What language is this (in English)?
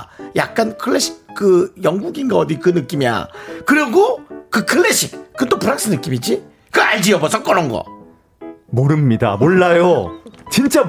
Korean